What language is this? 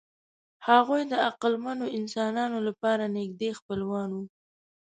Pashto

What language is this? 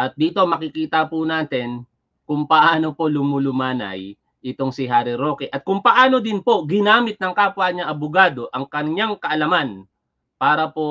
Filipino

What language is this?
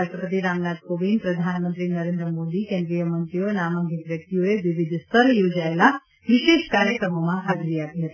Gujarati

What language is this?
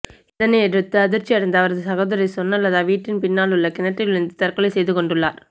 Tamil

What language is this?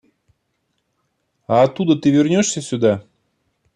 Russian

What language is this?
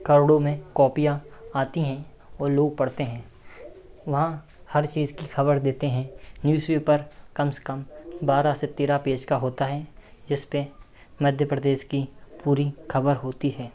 Hindi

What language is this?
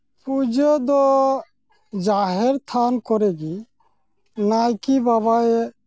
Santali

